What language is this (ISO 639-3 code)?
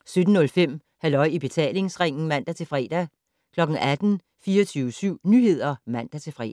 dan